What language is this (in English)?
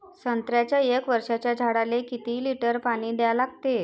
Marathi